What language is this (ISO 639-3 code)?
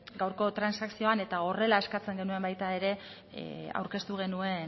eus